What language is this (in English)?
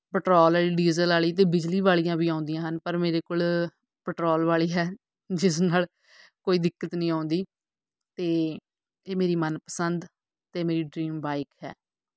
Punjabi